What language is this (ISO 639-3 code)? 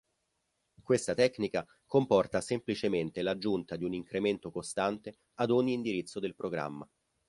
ita